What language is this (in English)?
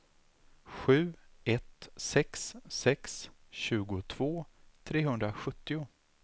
Swedish